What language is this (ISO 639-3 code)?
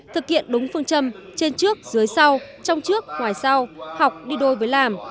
vie